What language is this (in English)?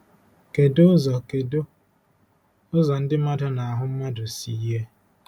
Igbo